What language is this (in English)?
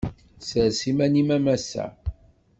Kabyle